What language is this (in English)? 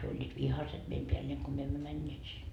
Finnish